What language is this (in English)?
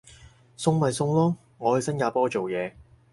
Cantonese